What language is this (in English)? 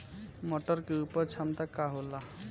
Bhojpuri